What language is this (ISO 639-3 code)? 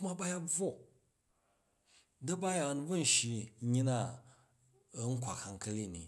kaj